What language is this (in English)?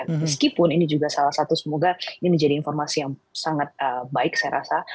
Indonesian